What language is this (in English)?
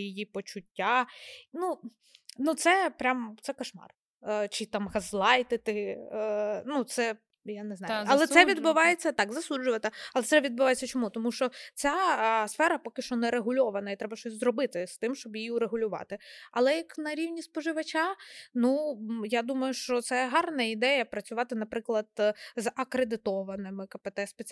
Ukrainian